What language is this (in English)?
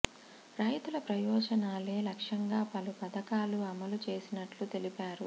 Telugu